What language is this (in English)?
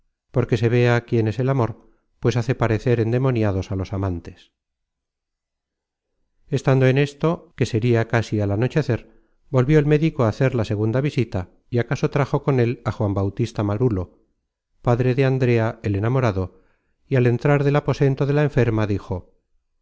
Spanish